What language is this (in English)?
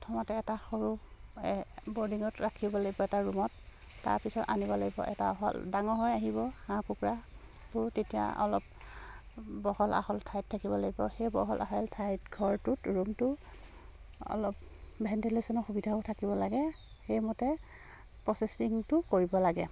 Assamese